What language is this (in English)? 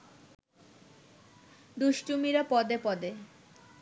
Bangla